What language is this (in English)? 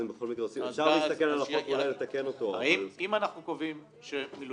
Hebrew